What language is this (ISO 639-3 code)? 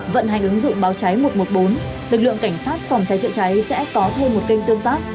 vie